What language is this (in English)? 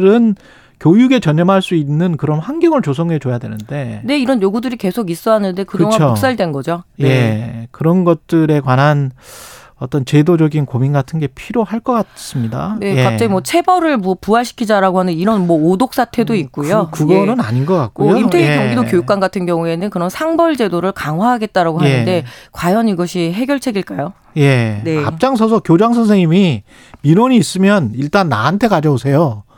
Korean